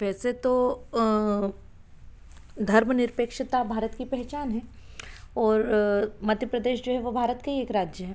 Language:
Hindi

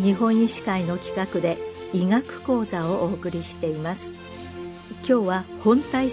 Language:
Japanese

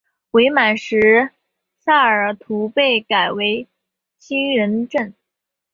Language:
Chinese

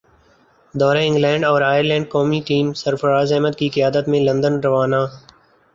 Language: Urdu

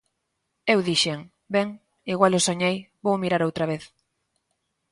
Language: Galician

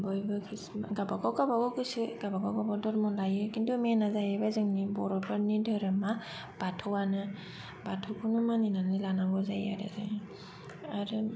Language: Bodo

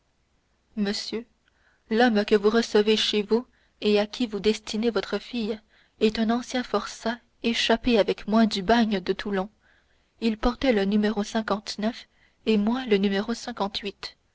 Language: French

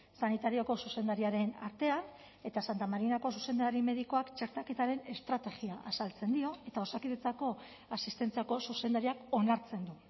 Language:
Basque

